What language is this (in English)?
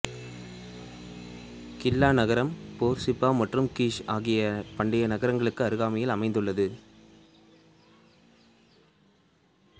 Tamil